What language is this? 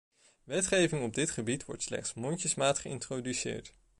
Dutch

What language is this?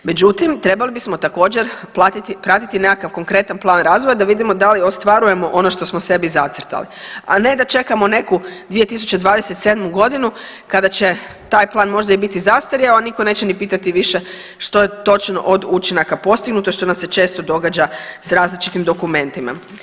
Croatian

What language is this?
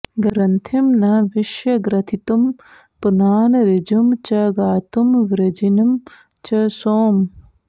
Sanskrit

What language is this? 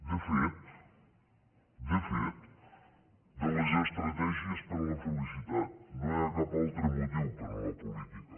Catalan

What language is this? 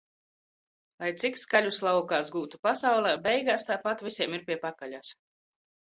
Latvian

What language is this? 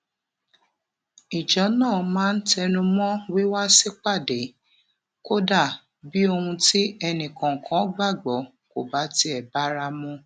Yoruba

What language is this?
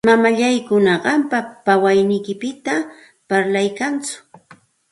Santa Ana de Tusi Pasco Quechua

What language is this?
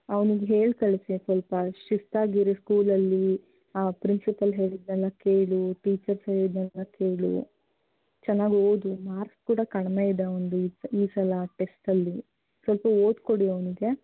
Kannada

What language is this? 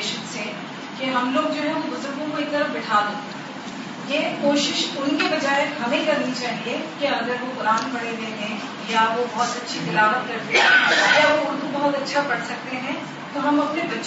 Urdu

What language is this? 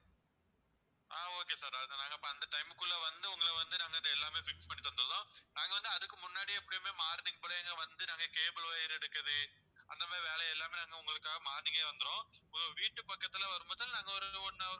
Tamil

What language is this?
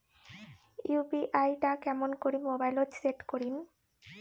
Bangla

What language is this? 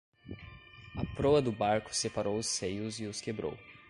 Portuguese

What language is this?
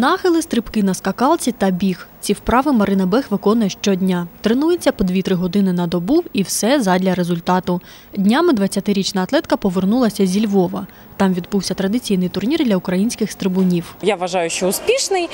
Russian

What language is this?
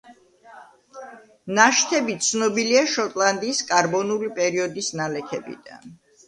Georgian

